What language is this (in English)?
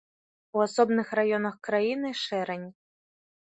Belarusian